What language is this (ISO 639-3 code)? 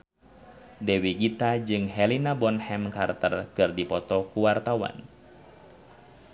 sun